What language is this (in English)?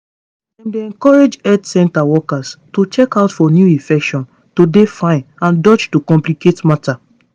Nigerian Pidgin